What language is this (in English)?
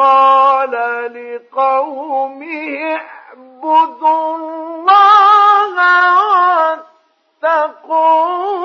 Arabic